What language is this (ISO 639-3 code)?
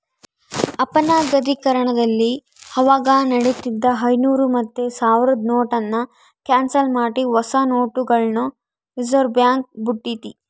kan